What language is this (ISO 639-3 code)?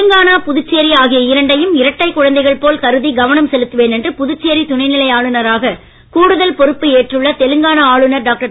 tam